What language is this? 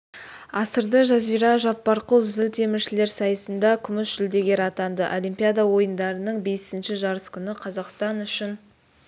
Kazakh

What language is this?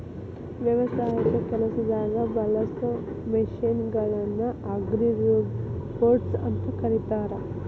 Kannada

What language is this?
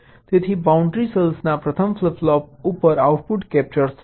Gujarati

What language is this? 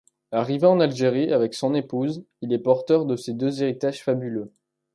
French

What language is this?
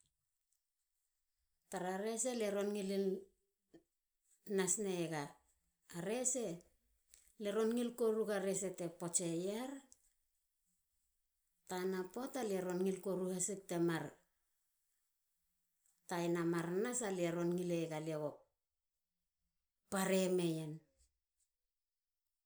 Halia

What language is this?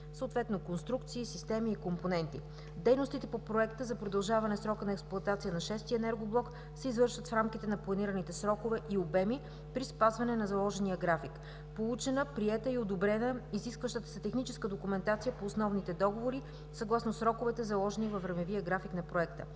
Bulgarian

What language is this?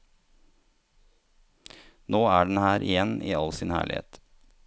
Norwegian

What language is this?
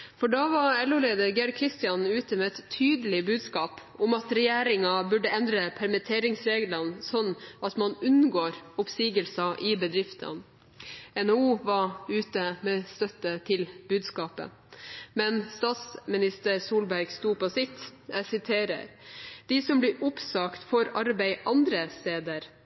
Norwegian Bokmål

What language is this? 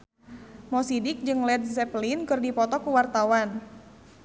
Sundanese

